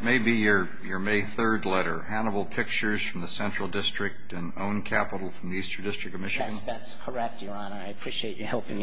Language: English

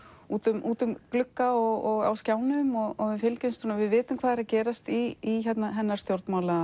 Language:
Icelandic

